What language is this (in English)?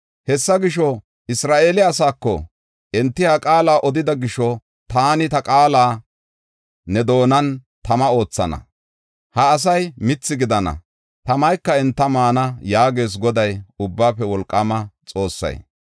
Gofa